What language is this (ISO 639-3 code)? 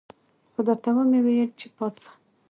pus